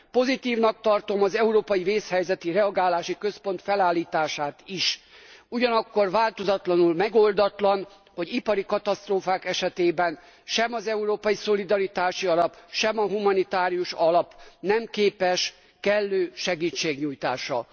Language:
Hungarian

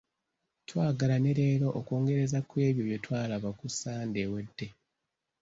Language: Ganda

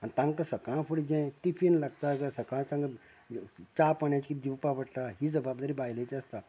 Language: Konkani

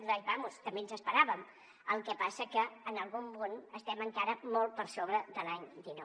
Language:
Catalan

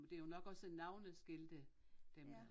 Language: Danish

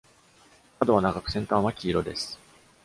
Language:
Japanese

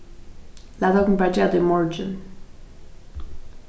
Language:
Faroese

